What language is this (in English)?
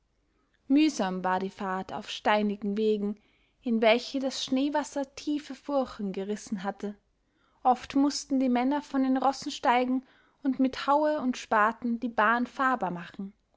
German